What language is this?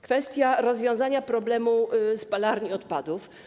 Polish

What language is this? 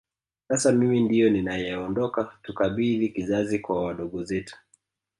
Swahili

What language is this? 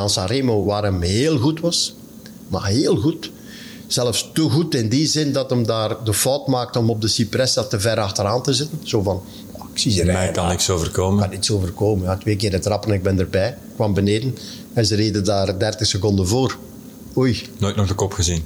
Dutch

